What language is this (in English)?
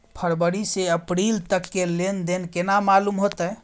Maithili